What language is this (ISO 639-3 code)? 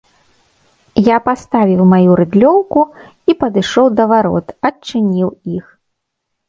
bel